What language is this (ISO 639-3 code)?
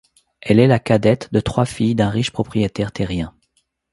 fra